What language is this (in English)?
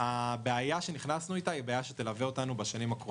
Hebrew